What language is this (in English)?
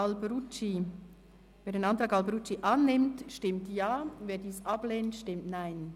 Swiss German